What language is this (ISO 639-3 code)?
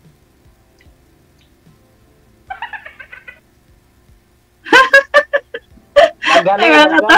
fil